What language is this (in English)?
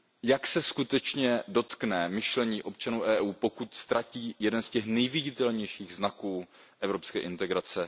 Czech